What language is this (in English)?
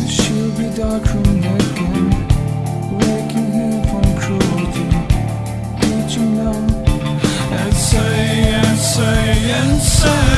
Polish